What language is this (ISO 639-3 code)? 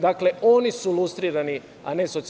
srp